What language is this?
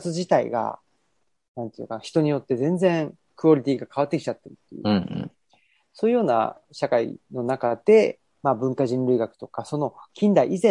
Japanese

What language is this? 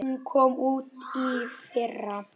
Icelandic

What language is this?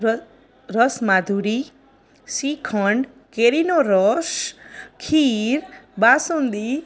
Gujarati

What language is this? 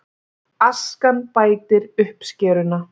Icelandic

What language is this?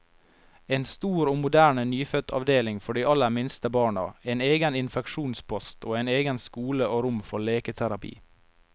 Norwegian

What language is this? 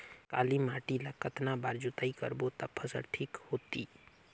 Chhattisgarhi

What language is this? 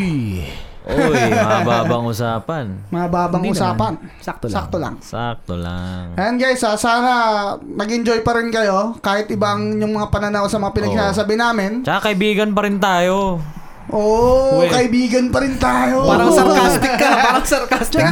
Filipino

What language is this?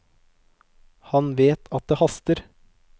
Norwegian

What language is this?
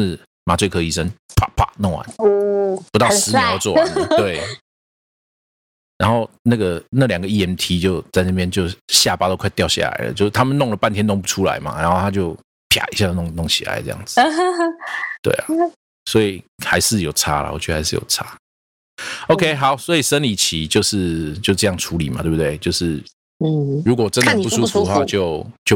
Chinese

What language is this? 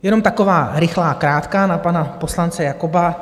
Czech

